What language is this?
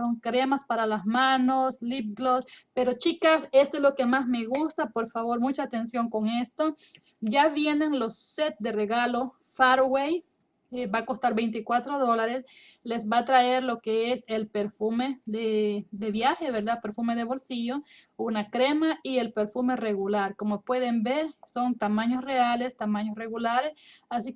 Spanish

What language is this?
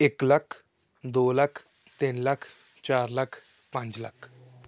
Punjabi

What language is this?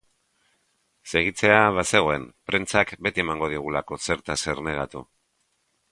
Basque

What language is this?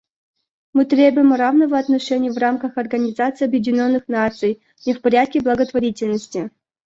Russian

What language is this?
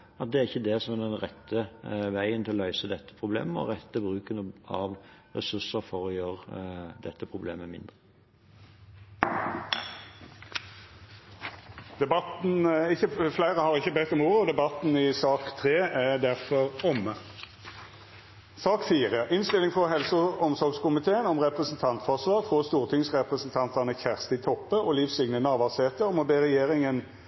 Norwegian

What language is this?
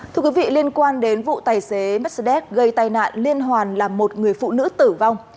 Vietnamese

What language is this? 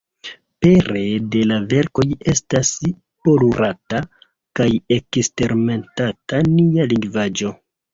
Esperanto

